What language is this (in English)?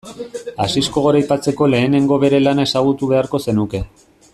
Basque